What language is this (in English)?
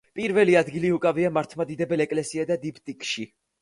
Georgian